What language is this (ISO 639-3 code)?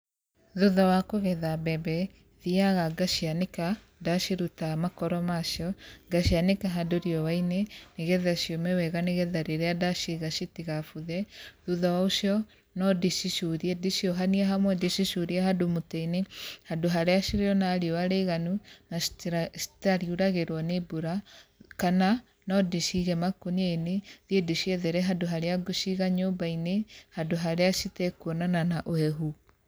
kik